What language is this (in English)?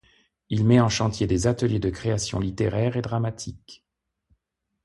French